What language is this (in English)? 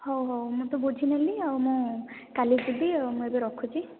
Odia